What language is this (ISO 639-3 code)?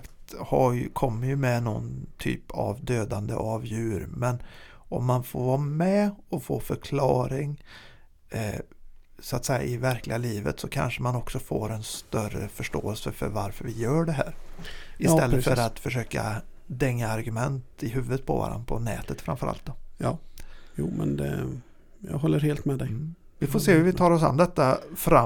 swe